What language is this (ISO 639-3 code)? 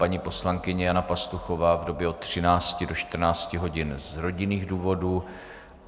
ces